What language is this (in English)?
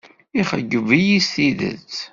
Kabyle